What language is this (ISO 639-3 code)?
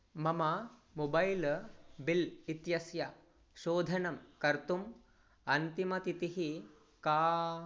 san